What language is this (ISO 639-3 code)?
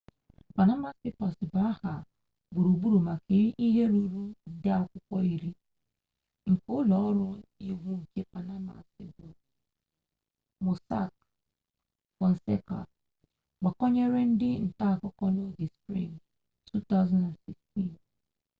ibo